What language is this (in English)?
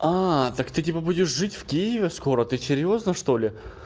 Russian